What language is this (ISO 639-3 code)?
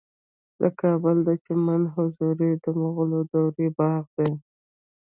pus